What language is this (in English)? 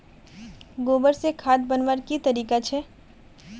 Magahi